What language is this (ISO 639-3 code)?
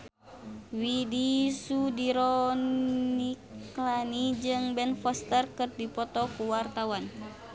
sun